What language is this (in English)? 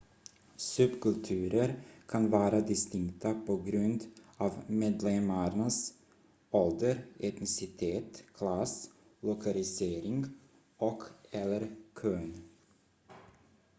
Swedish